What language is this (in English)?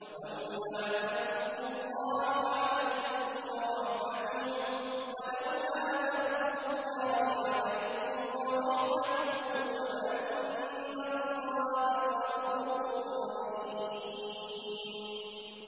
Arabic